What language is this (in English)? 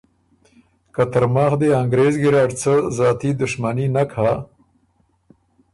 Ormuri